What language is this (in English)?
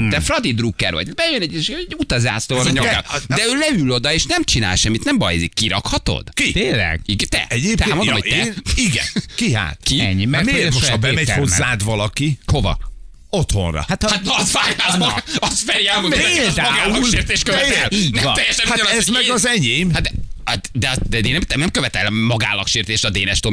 Hungarian